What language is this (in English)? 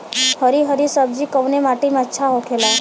Bhojpuri